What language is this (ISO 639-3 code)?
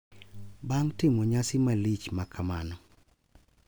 luo